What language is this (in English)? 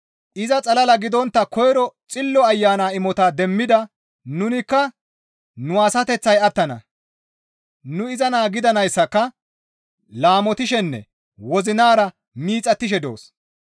Gamo